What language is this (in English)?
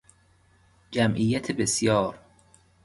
Persian